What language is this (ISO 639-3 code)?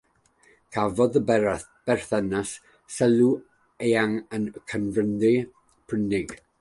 cym